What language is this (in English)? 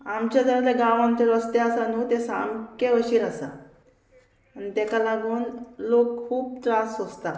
Konkani